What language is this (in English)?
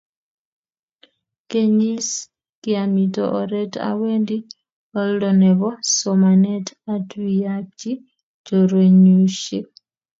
Kalenjin